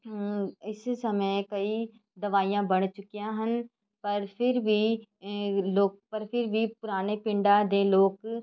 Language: Punjabi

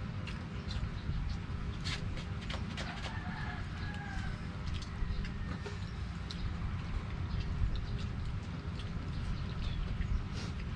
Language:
Filipino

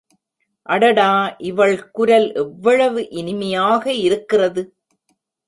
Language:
Tamil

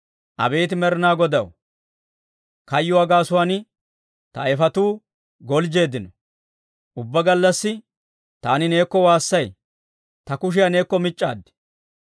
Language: Dawro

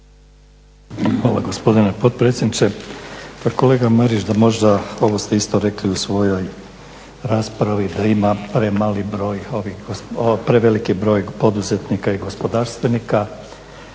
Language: Croatian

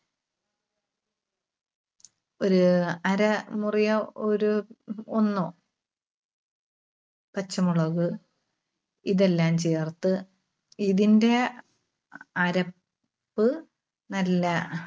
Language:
Malayalam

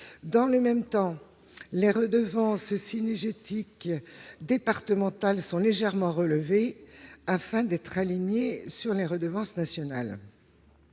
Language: French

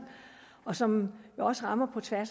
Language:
Danish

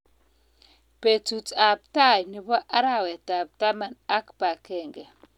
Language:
Kalenjin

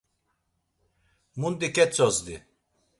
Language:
Laz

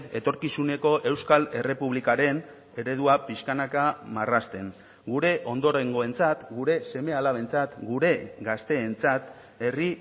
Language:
Basque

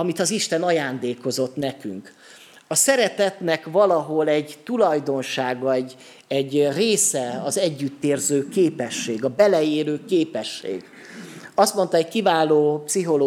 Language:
Hungarian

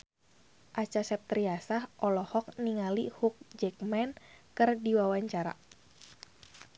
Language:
Sundanese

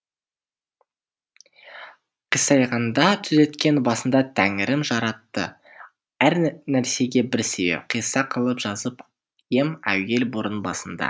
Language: Kazakh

